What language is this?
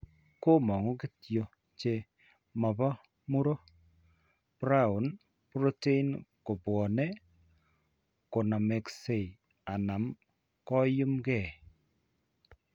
Kalenjin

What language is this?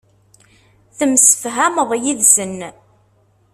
Kabyle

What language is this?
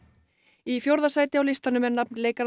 Icelandic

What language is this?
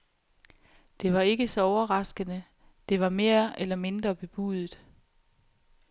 Danish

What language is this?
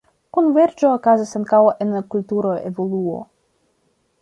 Esperanto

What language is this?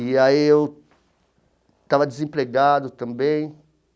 Portuguese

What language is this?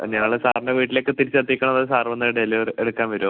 Malayalam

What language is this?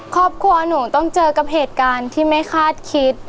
Thai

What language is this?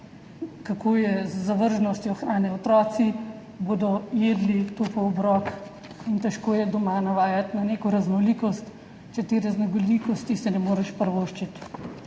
Slovenian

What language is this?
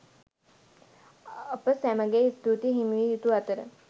Sinhala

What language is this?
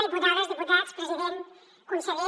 Catalan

